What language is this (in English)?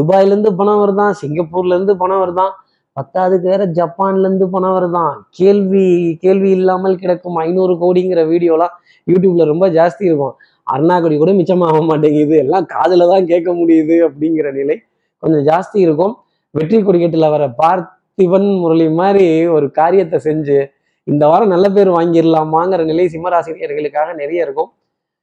Tamil